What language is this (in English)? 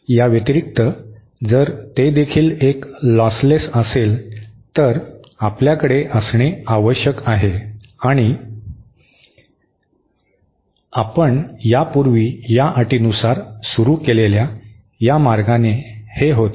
Marathi